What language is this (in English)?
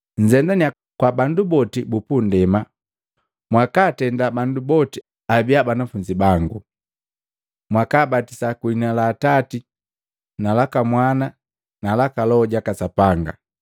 Matengo